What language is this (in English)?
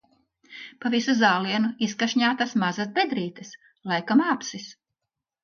Latvian